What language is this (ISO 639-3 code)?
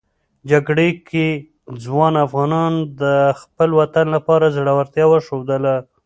pus